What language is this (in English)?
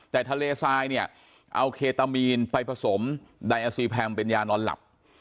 Thai